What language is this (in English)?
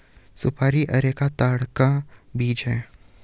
Hindi